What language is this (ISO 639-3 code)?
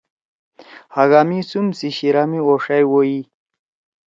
trw